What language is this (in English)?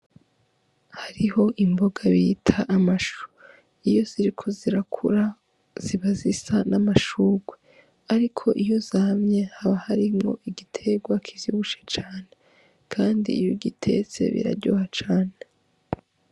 Rundi